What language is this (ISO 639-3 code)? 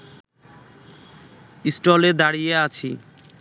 ben